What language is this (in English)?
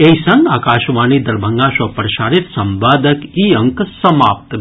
Maithili